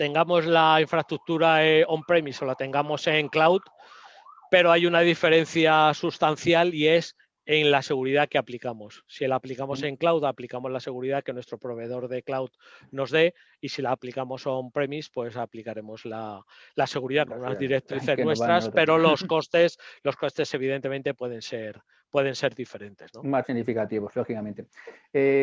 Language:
Spanish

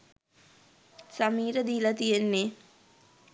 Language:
Sinhala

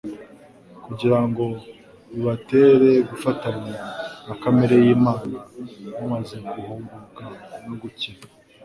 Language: Kinyarwanda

